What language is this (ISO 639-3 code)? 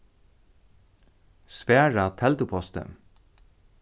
fao